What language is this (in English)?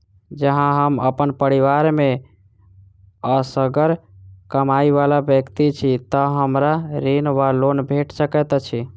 Maithili